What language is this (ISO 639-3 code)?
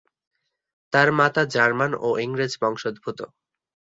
ben